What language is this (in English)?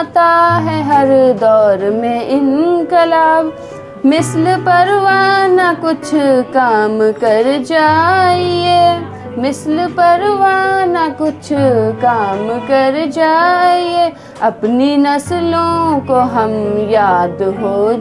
Hindi